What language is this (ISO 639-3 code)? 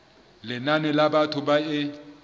sot